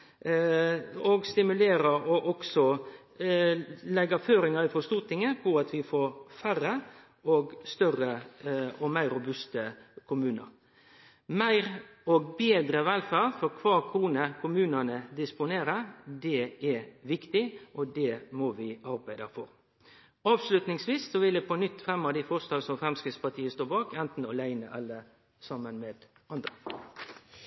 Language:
Norwegian Nynorsk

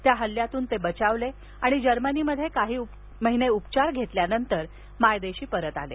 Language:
Marathi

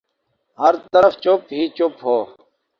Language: Urdu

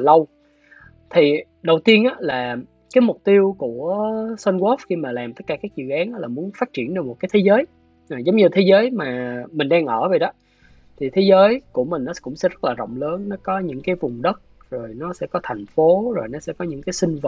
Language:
Vietnamese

